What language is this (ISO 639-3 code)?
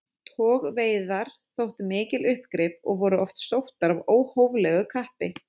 isl